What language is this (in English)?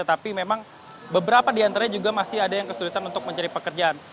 Indonesian